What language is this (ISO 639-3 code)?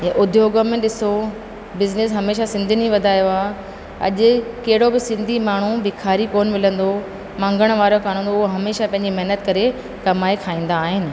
snd